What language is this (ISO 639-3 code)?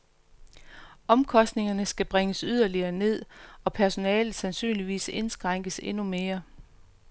dan